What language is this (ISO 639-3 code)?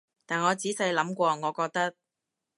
yue